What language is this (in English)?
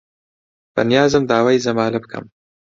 Central Kurdish